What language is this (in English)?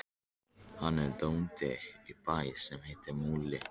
Icelandic